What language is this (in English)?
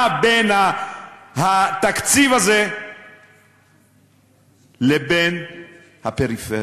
Hebrew